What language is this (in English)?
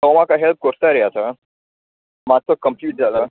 Konkani